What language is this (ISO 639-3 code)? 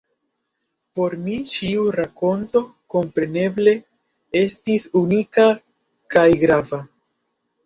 epo